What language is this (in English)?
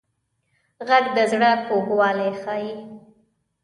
Pashto